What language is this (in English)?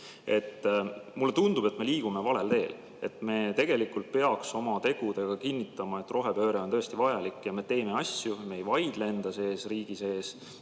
Estonian